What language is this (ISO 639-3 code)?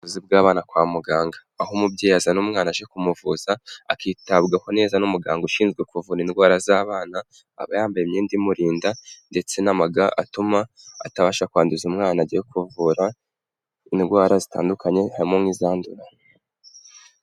kin